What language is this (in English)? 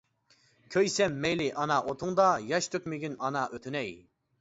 Uyghur